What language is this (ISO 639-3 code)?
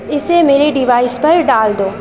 urd